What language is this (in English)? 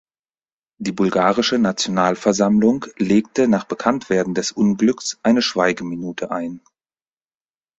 German